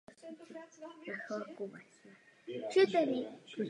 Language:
Czech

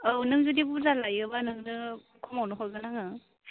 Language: Bodo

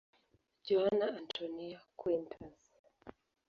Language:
Swahili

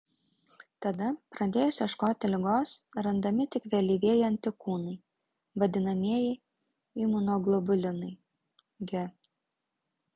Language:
Lithuanian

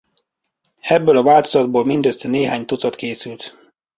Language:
Hungarian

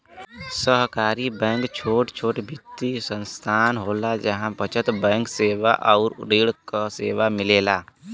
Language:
Bhojpuri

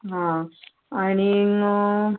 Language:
Konkani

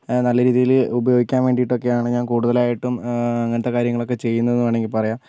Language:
Malayalam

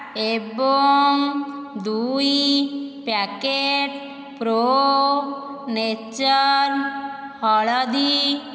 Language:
Odia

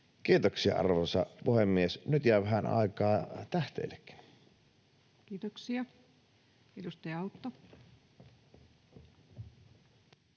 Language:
Finnish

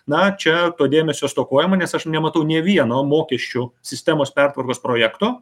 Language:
Lithuanian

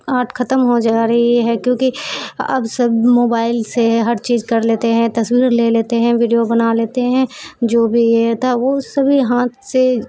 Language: Urdu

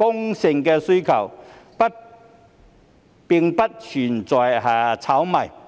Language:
Cantonese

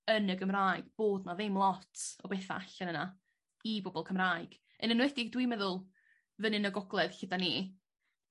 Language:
Welsh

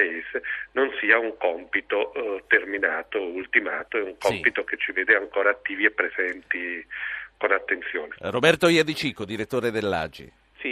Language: Italian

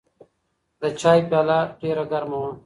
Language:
Pashto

